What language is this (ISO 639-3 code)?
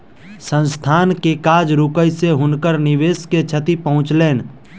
mai